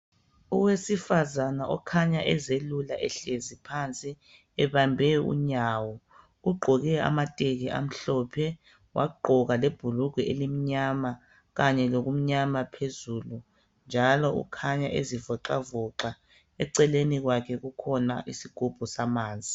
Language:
North Ndebele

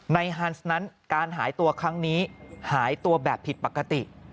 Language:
Thai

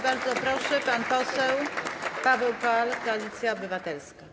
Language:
Polish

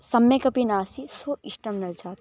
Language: Sanskrit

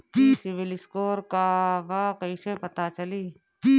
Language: Bhojpuri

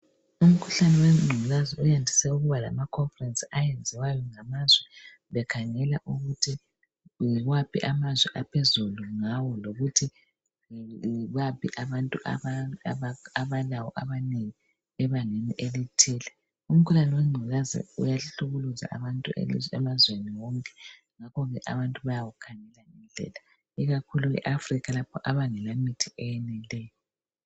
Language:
North Ndebele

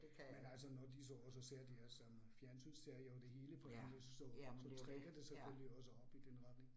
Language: Danish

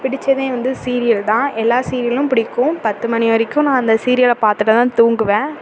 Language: Tamil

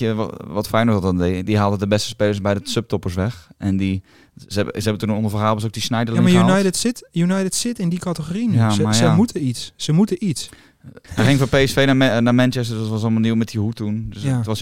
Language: Dutch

